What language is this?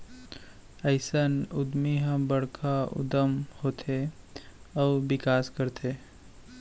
Chhattisgarhi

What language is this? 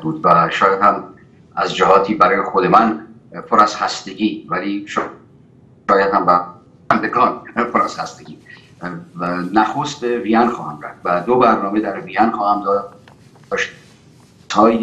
Persian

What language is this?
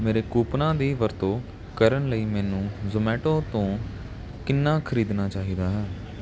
Punjabi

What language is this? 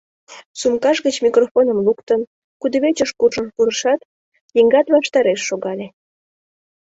Mari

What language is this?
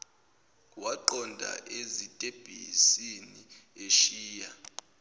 Zulu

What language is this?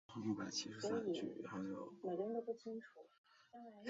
Chinese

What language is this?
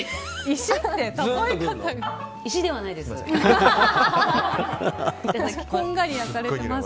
Japanese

